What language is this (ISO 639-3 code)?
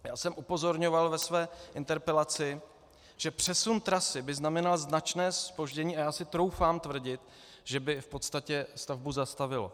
ces